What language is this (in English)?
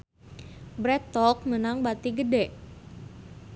Sundanese